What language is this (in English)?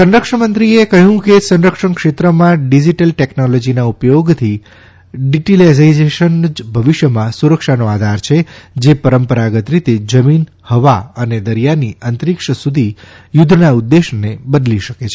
Gujarati